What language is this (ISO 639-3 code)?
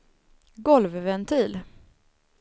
swe